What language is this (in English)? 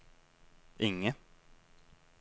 Norwegian